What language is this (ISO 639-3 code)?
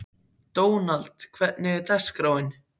isl